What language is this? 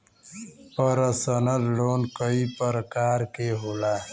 Bhojpuri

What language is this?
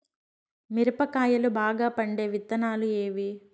Telugu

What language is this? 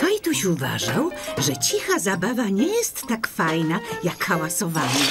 Polish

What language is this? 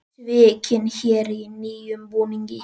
Icelandic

